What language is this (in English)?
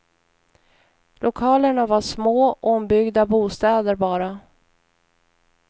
Swedish